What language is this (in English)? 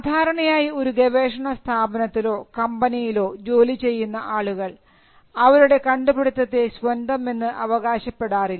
Malayalam